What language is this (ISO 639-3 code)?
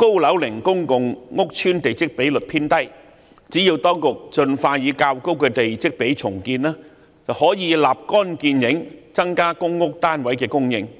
yue